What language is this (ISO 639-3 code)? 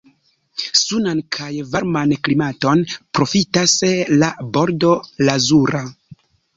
epo